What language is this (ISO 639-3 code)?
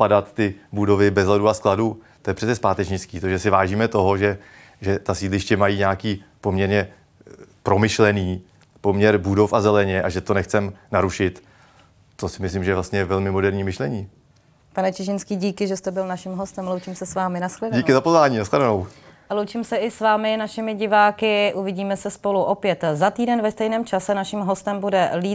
ces